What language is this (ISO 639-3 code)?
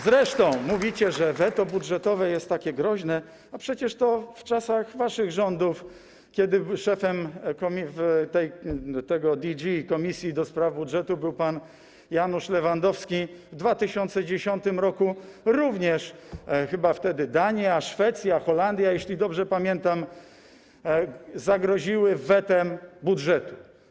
pol